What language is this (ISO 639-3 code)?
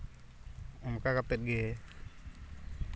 sat